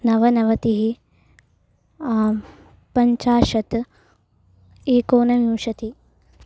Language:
Sanskrit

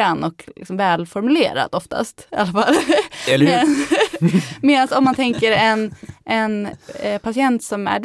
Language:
Swedish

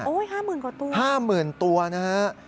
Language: Thai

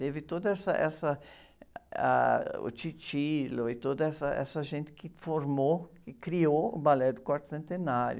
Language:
Portuguese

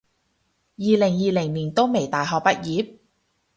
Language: Cantonese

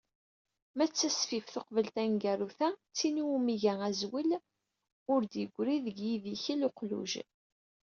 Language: Kabyle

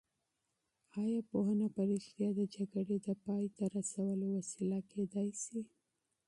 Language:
Pashto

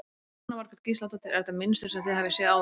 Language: Icelandic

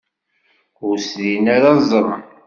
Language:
Kabyle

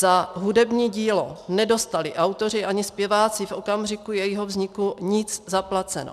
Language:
Czech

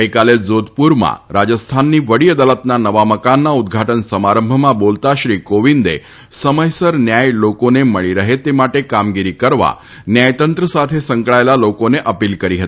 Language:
Gujarati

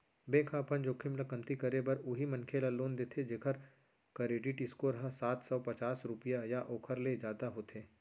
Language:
Chhattisgarhi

